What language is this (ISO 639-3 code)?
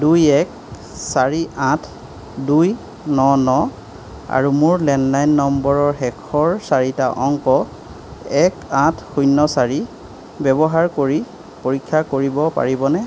asm